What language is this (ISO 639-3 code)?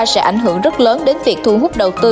vie